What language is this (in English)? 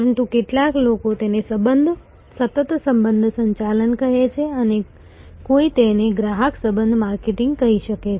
Gujarati